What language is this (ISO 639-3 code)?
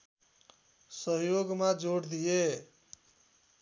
nep